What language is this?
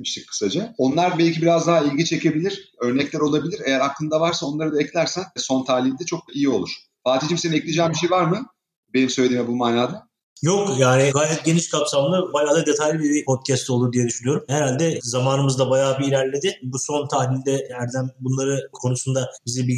Turkish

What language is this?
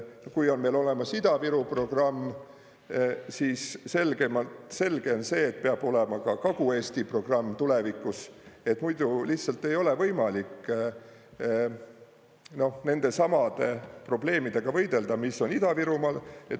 Estonian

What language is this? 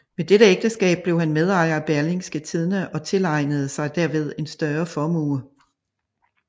Danish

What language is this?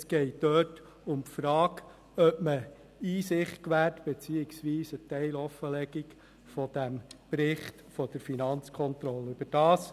Swiss German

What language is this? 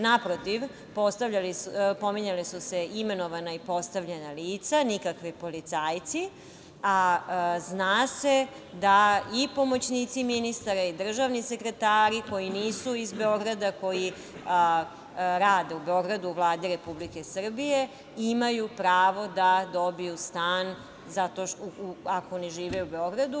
Serbian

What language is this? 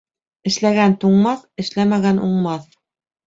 Bashkir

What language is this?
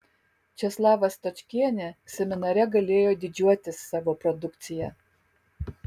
Lithuanian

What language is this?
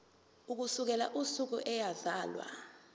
Zulu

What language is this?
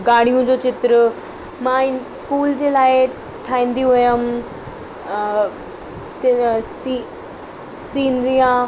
Sindhi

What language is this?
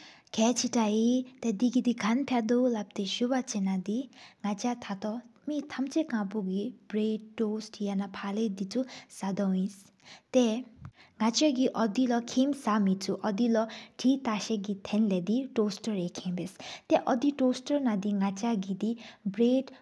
Sikkimese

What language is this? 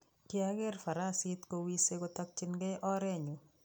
Kalenjin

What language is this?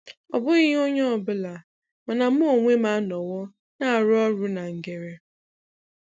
Igbo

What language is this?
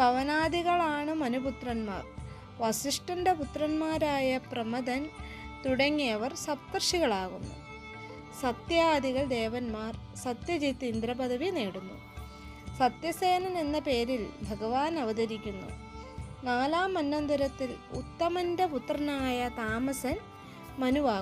Malayalam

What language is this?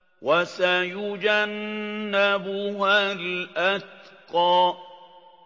Arabic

